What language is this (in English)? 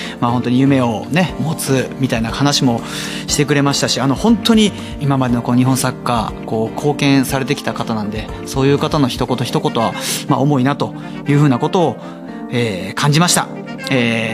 Japanese